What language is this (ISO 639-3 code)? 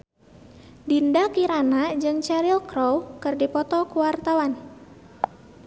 sun